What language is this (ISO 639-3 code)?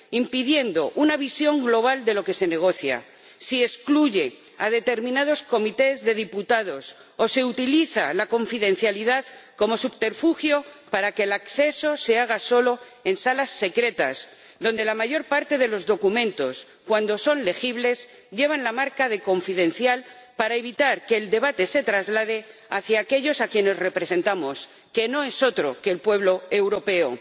spa